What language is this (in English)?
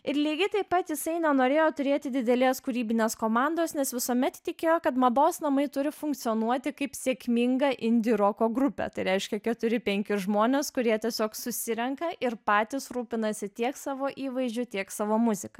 Lithuanian